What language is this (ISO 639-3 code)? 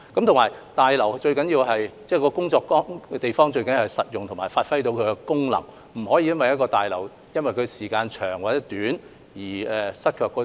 yue